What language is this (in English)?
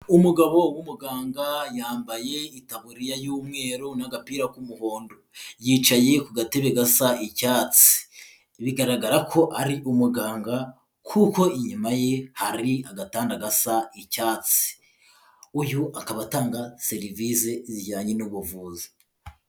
Kinyarwanda